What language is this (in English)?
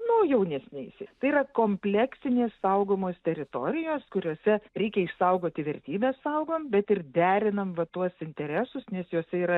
Lithuanian